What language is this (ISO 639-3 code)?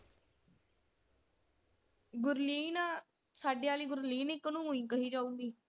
pan